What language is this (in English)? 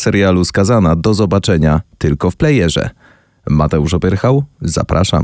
Polish